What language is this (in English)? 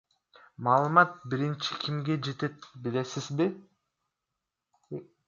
Kyrgyz